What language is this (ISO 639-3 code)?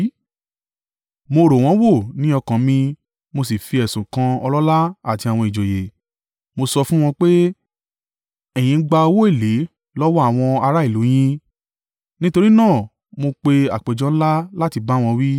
yor